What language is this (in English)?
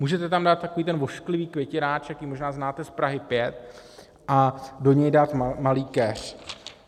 Czech